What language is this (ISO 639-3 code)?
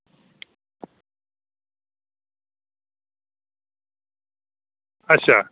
doi